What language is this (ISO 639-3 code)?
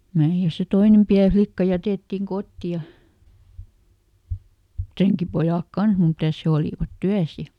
fin